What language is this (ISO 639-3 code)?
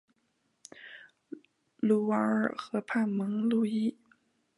zho